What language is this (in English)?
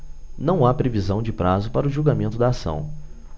Portuguese